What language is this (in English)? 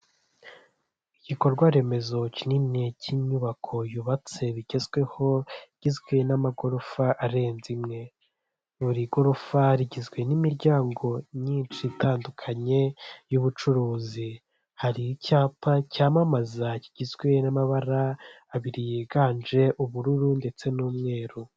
Kinyarwanda